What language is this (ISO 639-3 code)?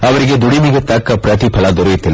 kan